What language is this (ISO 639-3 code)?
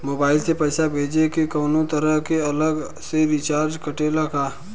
bho